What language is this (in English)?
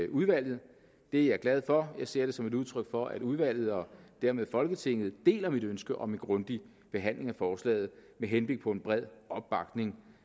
Danish